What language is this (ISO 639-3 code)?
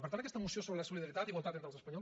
cat